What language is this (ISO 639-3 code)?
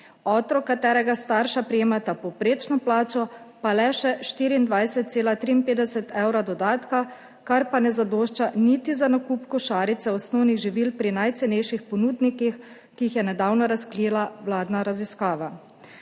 slv